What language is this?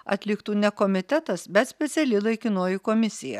Lithuanian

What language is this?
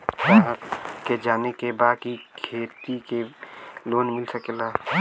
Bhojpuri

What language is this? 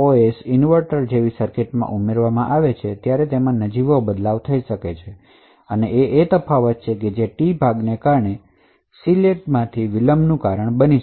Gujarati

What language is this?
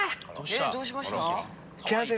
Japanese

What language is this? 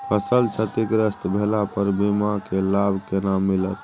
Maithili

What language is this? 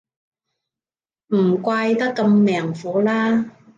Cantonese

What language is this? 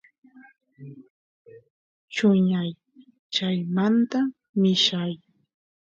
Santiago del Estero Quichua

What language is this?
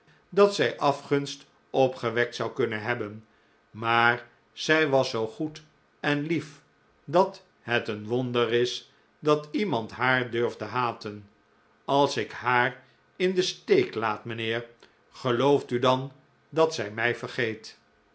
Dutch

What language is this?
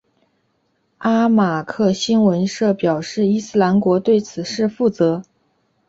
Chinese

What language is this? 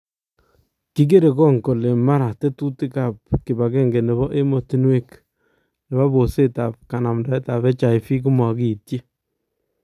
Kalenjin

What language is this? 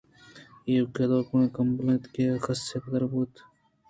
Eastern Balochi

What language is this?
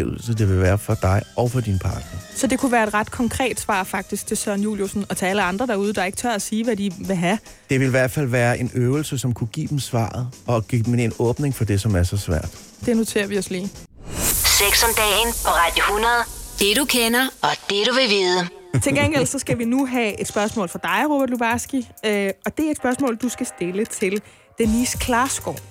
Danish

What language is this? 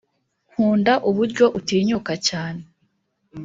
Kinyarwanda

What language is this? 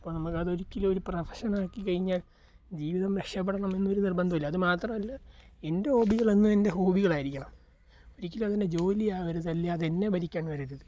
Malayalam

